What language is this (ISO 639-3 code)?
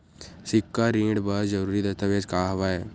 hne